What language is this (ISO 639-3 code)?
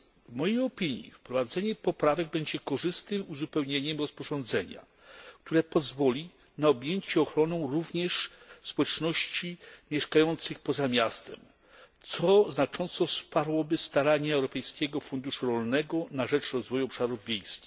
pol